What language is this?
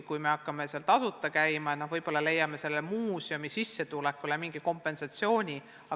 Estonian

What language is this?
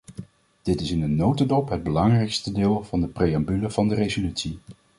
Dutch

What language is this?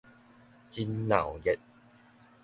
Min Nan Chinese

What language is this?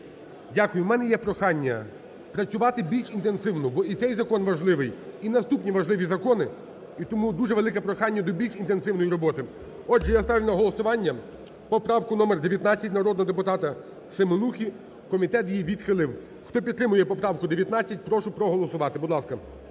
Ukrainian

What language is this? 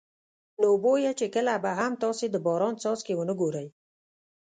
Pashto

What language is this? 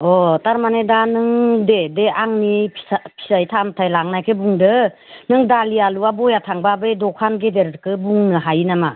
Bodo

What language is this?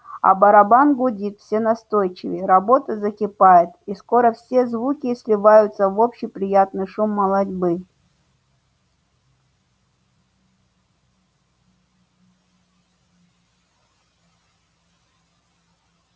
Russian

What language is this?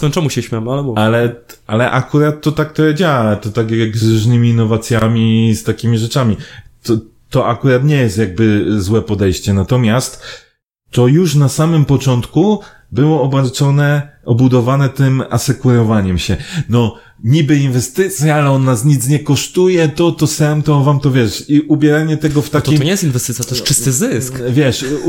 Polish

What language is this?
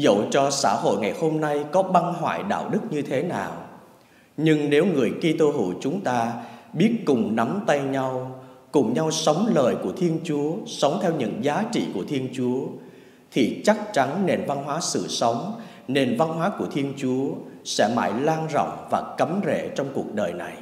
Vietnamese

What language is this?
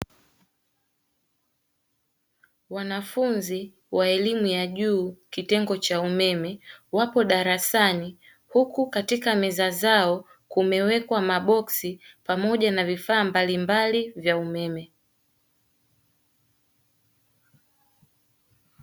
Swahili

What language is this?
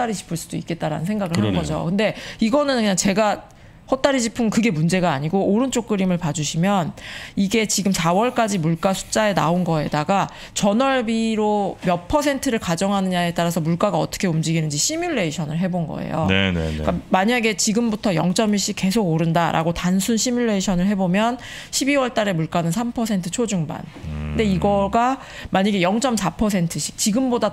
Korean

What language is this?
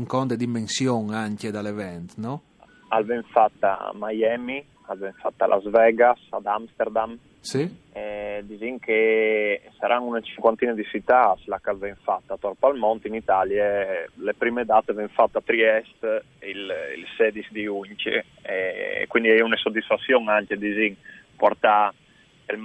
Italian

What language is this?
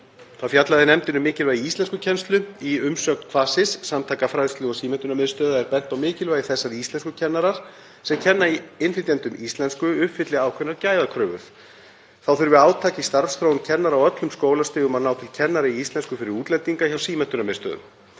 Icelandic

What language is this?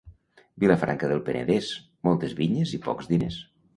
Catalan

